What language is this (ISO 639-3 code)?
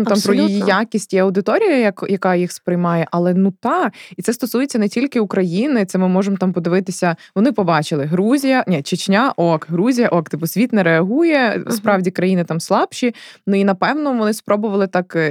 ukr